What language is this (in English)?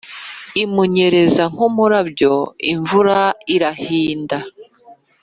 Kinyarwanda